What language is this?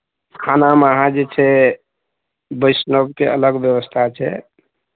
Maithili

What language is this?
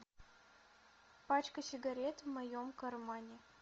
Russian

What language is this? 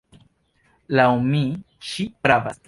Esperanto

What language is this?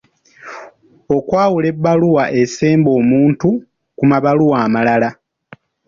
Ganda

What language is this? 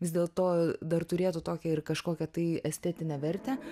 Lithuanian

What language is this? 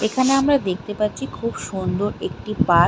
Bangla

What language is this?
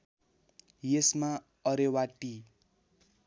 Nepali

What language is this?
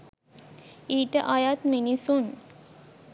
Sinhala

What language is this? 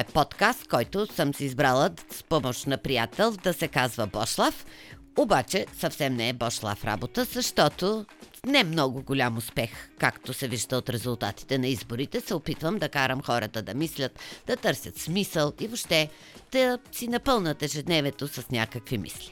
Bulgarian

